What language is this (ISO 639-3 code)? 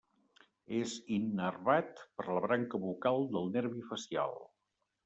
cat